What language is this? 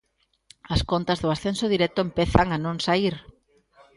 Galician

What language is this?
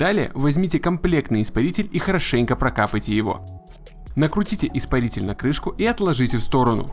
Russian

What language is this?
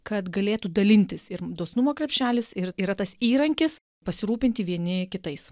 Lithuanian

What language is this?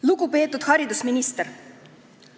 Estonian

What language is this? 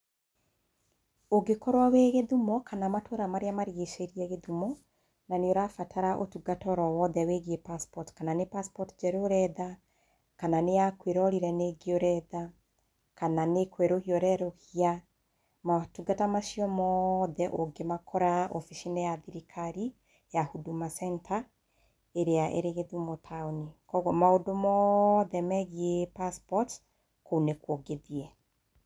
Kikuyu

